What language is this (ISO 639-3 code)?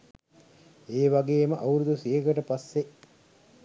sin